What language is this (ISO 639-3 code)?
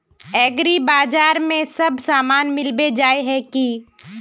mag